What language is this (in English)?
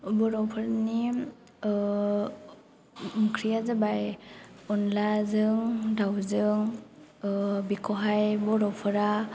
Bodo